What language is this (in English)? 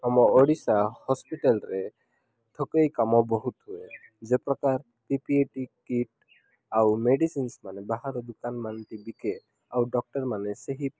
Odia